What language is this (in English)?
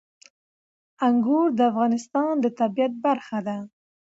Pashto